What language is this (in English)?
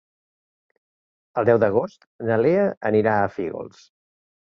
Catalan